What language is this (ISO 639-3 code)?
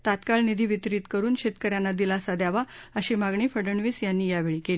mar